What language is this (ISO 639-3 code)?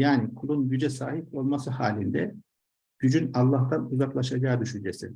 tur